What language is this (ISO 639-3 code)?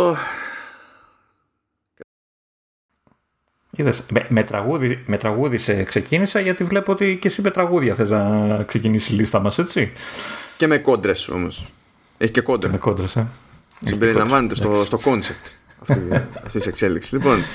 ell